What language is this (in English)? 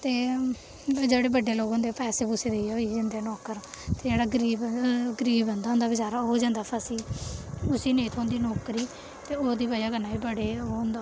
Dogri